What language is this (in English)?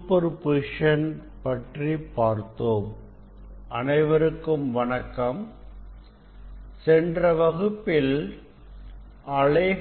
Tamil